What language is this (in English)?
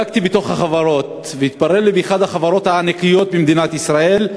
Hebrew